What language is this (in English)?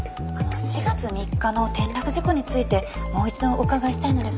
Japanese